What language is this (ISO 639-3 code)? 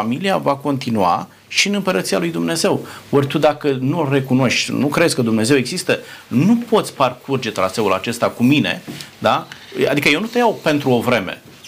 ron